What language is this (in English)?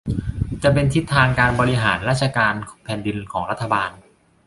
Thai